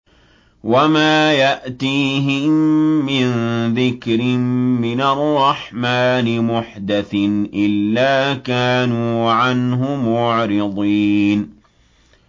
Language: Arabic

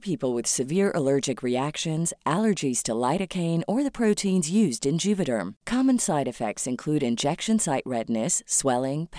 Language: Filipino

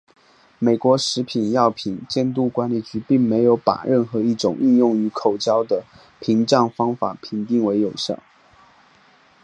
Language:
Chinese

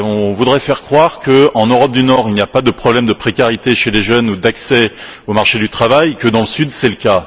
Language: French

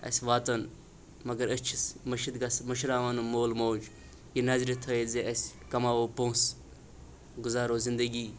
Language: Kashmiri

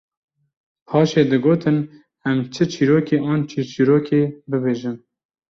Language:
Kurdish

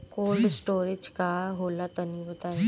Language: Bhojpuri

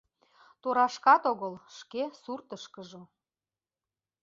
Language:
Mari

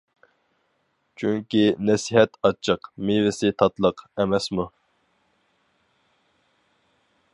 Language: Uyghur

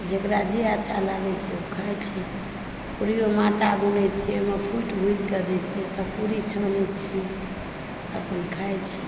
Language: Maithili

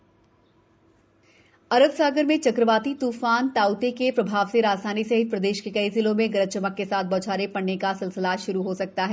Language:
Hindi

